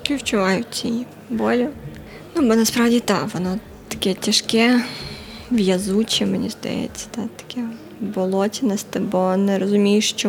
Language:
Ukrainian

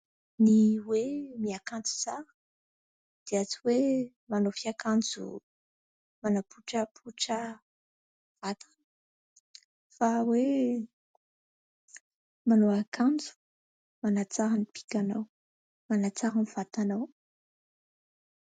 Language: Malagasy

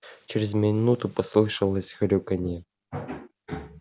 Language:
Russian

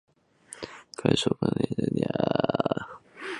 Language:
Chinese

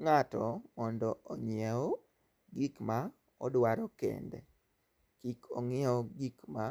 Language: Luo (Kenya and Tanzania)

